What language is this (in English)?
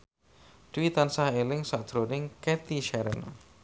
Javanese